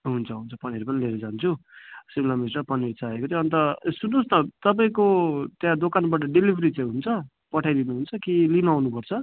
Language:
Nepali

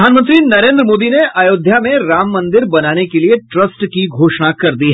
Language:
Hindi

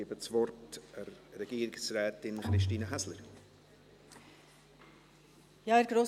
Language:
Swiss German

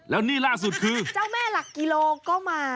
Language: Thai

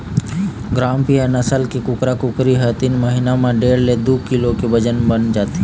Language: Chhattisgarhi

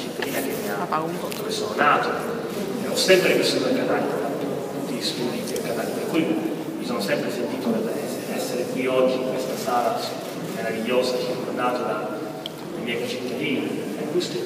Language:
Italian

